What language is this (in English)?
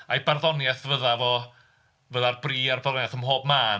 Welsh